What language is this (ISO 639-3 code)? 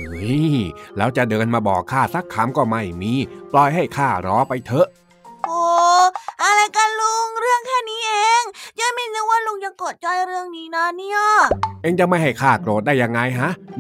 tha